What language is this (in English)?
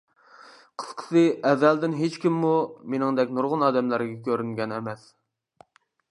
Uyghur